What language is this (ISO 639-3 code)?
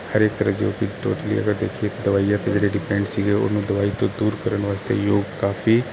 pan